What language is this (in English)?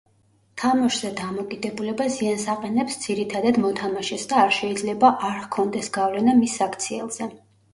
Georgian